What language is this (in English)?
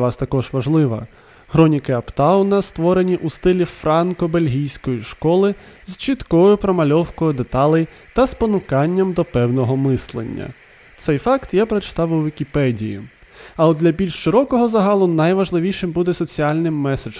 Ukrainian